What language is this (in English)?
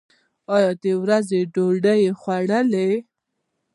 Pashto